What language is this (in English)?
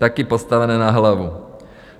Czech